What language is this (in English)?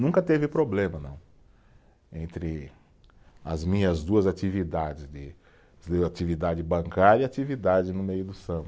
Portuguese